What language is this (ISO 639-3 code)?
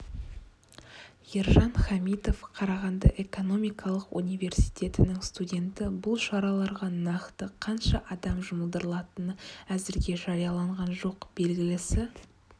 kaz